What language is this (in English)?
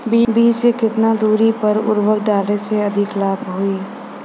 Bhojpuri